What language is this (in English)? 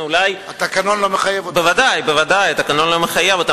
Hebrew